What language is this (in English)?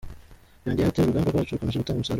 Kinyarwanda